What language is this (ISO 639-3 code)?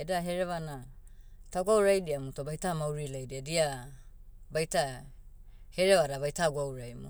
meu